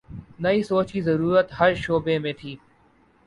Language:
Urdu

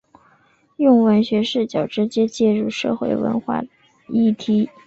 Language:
Chinese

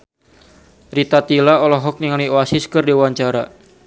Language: Sundanese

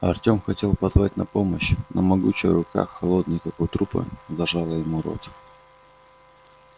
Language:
Russian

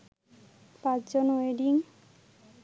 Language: Bangla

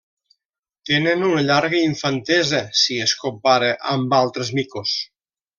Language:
Catalan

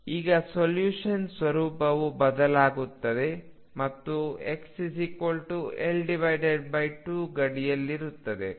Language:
Kannada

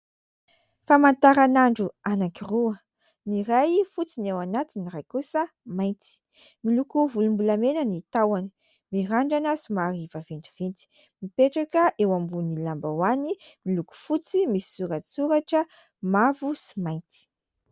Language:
Malagasy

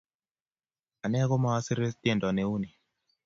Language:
Kalenjin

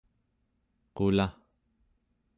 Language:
Central Yupik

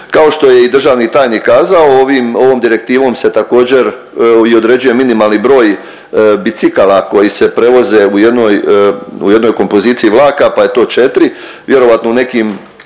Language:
Croatian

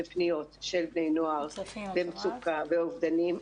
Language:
Hebrew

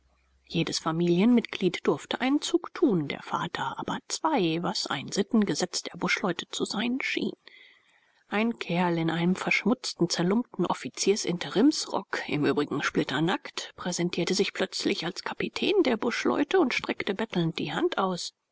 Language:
German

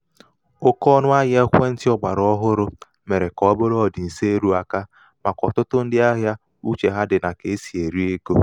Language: Igbo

